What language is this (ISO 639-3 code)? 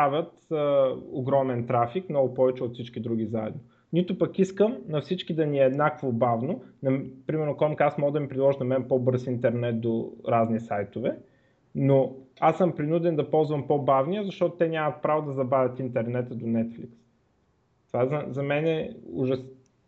bul